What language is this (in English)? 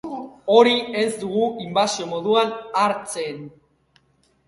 Basque